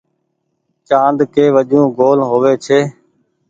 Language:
Goaria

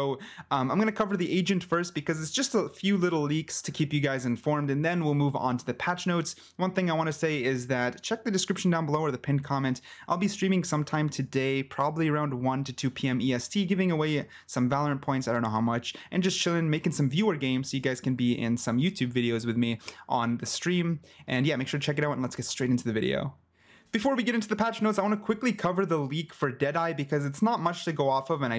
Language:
English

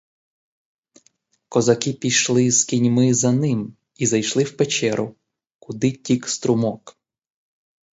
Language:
Ukrainian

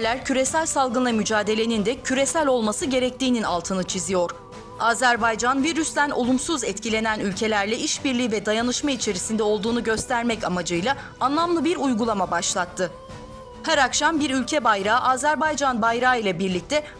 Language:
Turkish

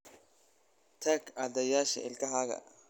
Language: Somali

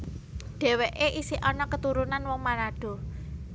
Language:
Javanese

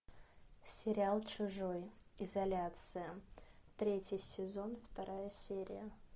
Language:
Russian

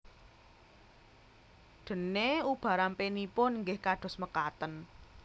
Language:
Javanese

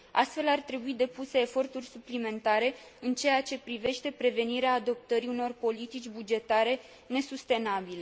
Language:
Romanian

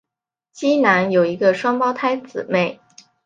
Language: Chinese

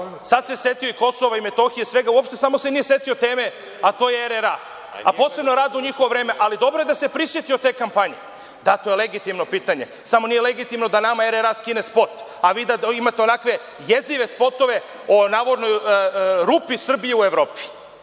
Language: Serbian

